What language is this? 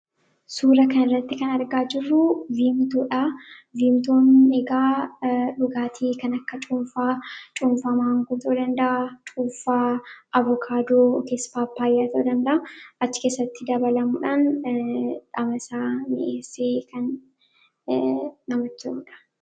Oromo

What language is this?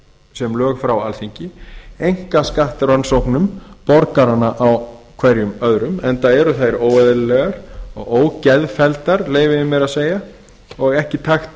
Icelandic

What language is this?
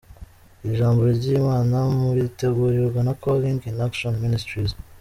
Kinyarwanda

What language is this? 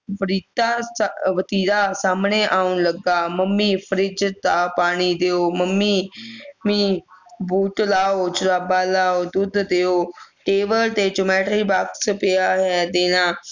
Punjabi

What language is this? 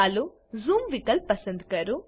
Gujarati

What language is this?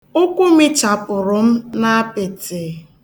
Igbo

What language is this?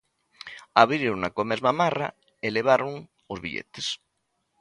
Galician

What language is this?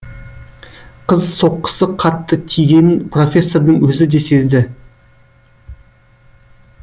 Kazakh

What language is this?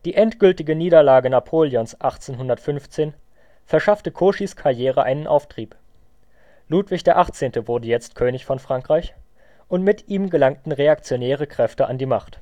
German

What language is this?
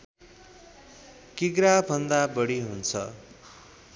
Nepali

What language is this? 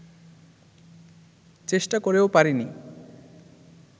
Bangla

